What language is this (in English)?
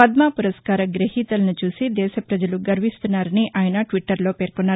Telugu